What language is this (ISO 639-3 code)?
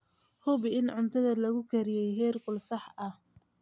som